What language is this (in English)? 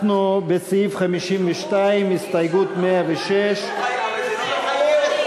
Hebrew